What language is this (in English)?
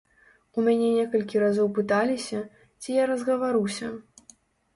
Belarusian